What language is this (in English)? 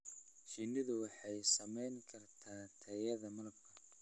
Somali